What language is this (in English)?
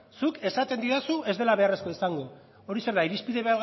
Basque